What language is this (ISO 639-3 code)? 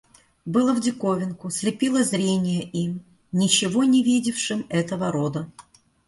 rus